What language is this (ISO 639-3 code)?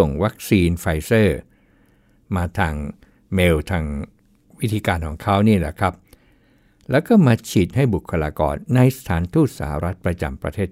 tha